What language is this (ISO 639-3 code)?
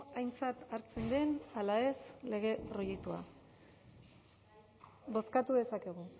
eus